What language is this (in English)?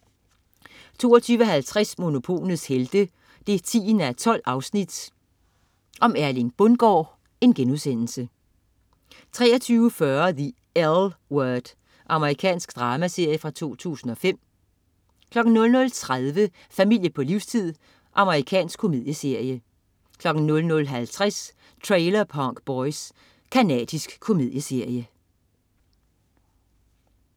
Danish